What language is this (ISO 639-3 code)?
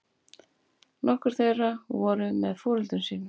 isl